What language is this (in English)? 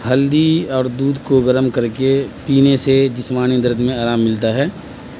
Urdu